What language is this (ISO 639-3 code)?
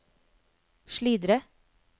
nor